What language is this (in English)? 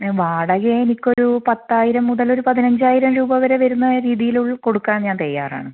Malayalam